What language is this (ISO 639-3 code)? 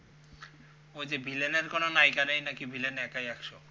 ben